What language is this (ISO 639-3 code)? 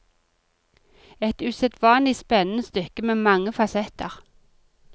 nor